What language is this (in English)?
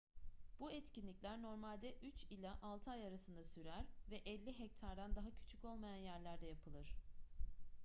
Turkish